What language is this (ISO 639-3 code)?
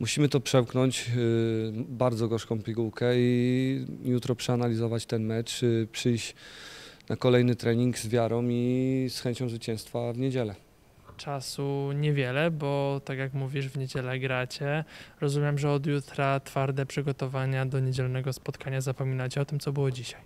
pol